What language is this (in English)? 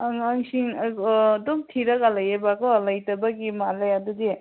Manipuri